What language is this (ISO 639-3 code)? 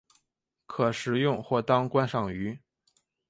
zho